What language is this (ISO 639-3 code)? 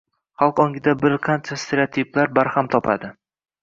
uzb